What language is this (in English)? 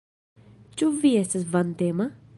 Esperanto